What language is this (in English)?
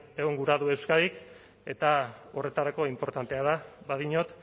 Basque